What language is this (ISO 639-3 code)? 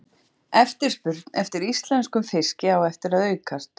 isl